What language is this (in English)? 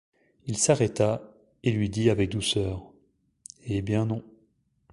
French